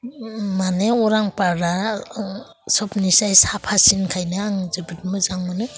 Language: Bodo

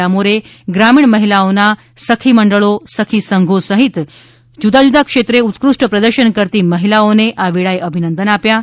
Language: Gujarati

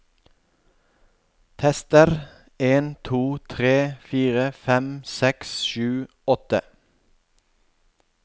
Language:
Norwegian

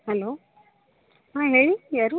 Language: Kannada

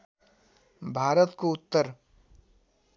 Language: Nepali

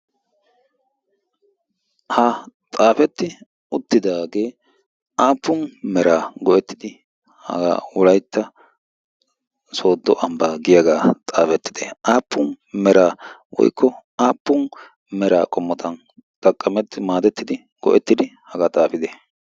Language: Wolaytta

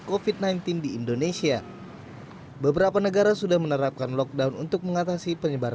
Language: Indonesian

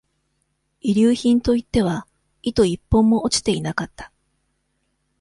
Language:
Japanese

